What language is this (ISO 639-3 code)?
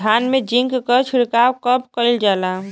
bho